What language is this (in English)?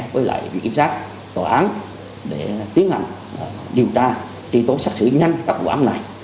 Vietnamese